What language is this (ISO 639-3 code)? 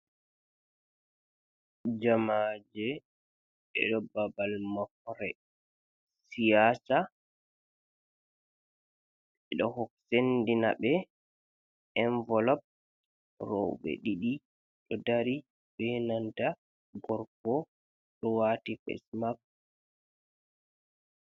ful